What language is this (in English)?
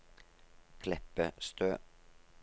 Norwegian